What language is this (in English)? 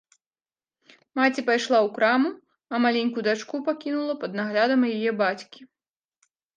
Belarusian